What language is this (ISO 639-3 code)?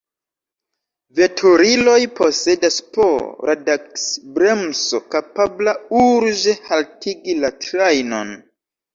epo